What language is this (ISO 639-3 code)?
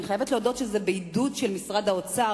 heb